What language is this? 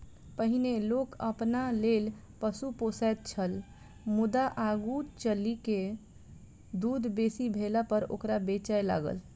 Maithili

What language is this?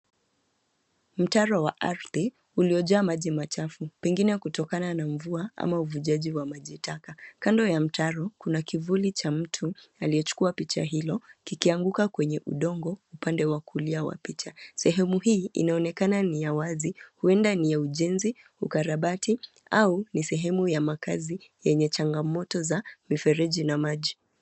Swahili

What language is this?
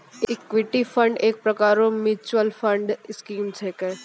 Maithili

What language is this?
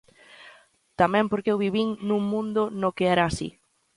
Galician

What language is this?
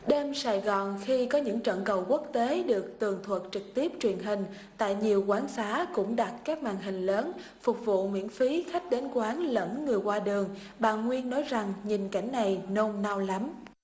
Vietnamese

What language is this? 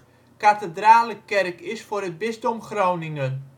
Dutch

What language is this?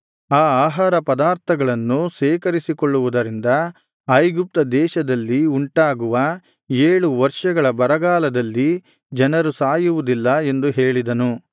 Kannada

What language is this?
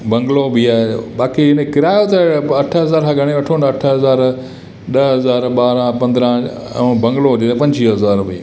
Sindhi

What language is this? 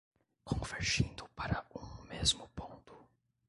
Portuguese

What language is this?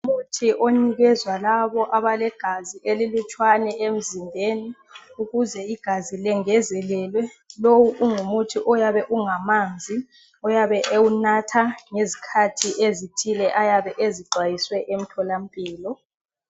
North Ndebele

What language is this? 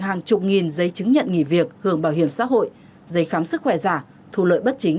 Vietnamese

